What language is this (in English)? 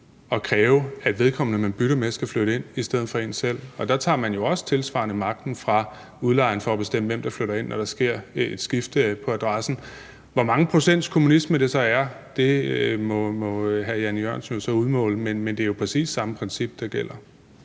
Danish